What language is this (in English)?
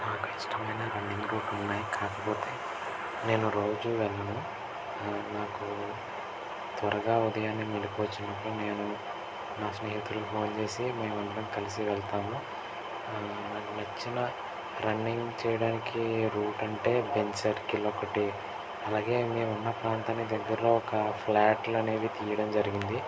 Telugu